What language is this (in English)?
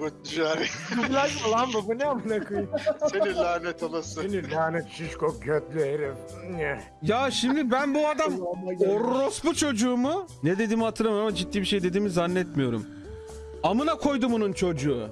Turkish